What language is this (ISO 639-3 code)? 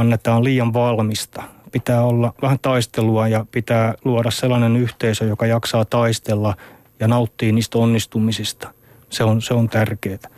fin